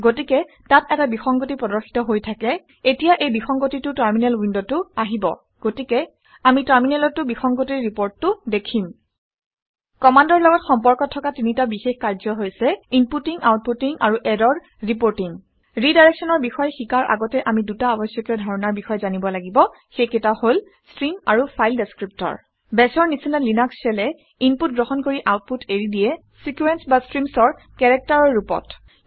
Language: Assamese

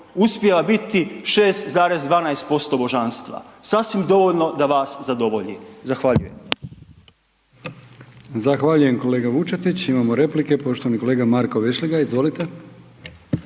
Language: Croatian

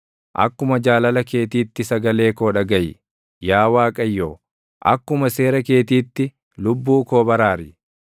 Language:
Oromo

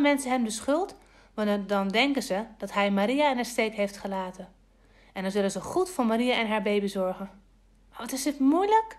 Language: Dutch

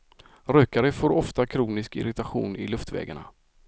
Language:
Swedish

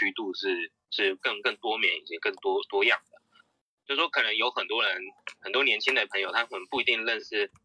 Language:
Chinese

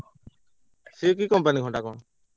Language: Odia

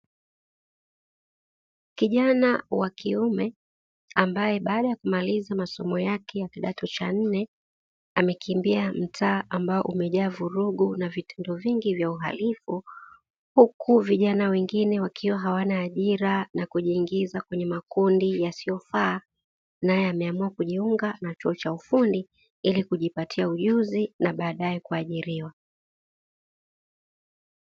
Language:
Swahili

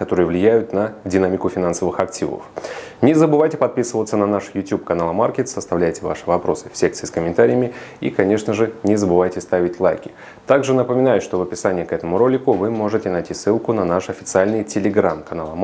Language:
Russian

